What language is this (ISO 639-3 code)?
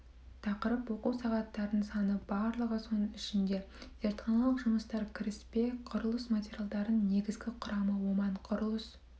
kaz